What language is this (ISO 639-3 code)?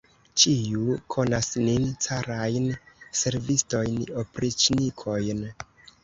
epo